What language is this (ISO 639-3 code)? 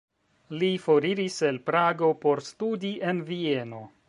epo